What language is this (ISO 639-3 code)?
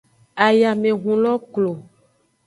ajg